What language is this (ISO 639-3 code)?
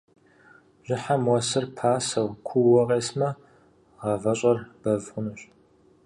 kbd